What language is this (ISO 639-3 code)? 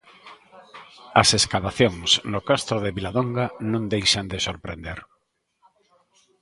glg